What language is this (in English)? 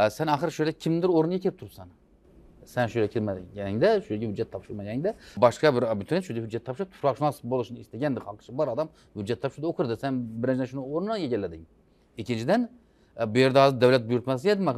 Turkish